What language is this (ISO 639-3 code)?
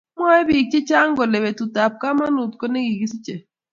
kln